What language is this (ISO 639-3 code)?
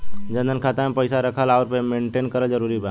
bho